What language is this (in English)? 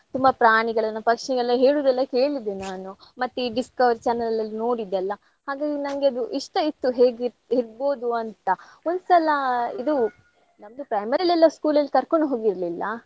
Kannada